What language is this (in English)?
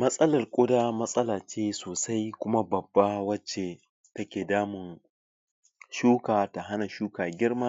Hausa